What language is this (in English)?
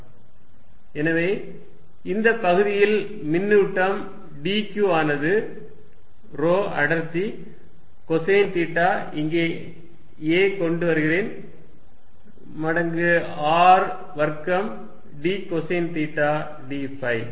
Tamil